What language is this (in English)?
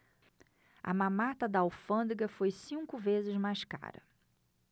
Portuguese